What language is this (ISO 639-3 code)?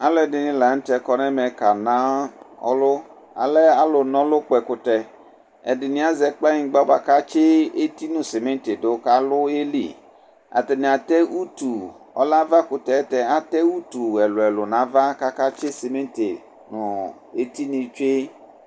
kpo